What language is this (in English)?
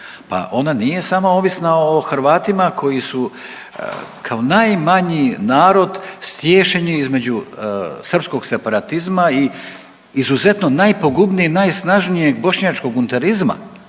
Croatian